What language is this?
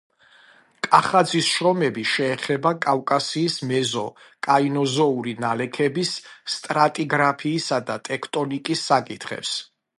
Georgian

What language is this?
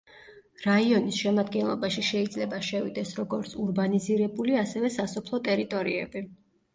Georgian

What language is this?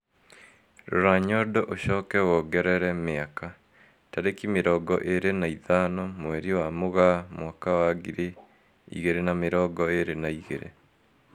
Kikuyu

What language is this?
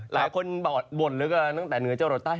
Thai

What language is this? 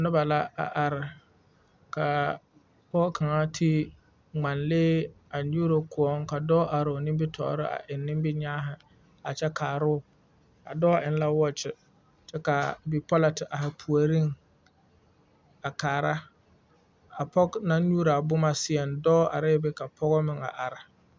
Southern Dagaare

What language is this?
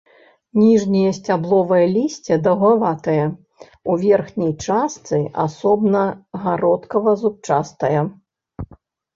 Belarusian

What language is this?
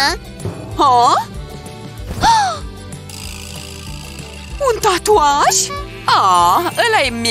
Romanian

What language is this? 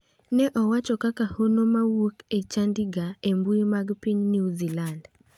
Luo (Kenya and Tanzania)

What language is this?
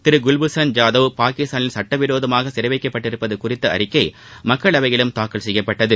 Tamil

